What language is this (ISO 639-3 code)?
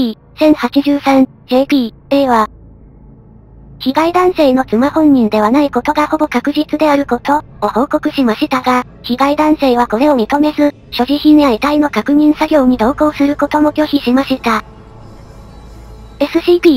jpn